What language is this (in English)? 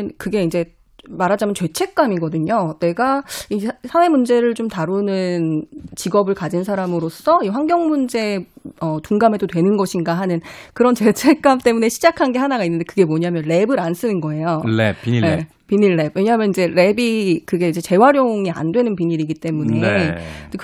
Korean